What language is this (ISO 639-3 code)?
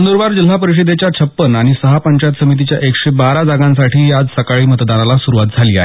mar